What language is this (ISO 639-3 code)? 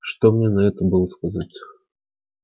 rus